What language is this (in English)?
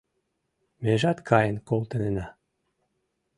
Mari